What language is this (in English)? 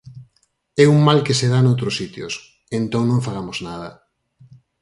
Galician